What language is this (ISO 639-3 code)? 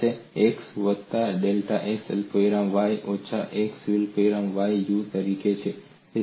guj